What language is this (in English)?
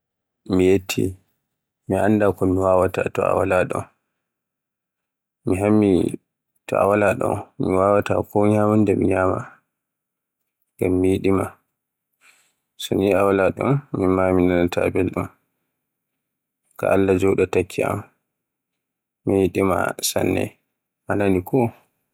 Borgu Fulfulde